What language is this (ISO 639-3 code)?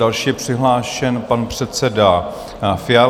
ces